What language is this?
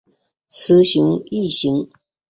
Chinese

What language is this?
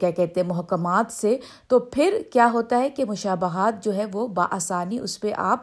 Urdu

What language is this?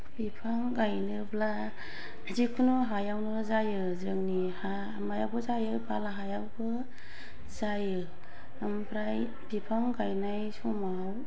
Bodo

